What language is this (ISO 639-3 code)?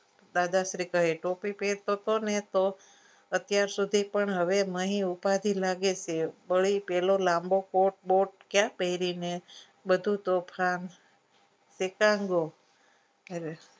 guj